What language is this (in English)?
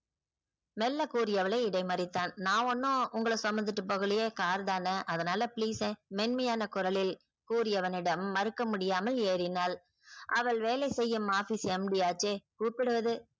Tamil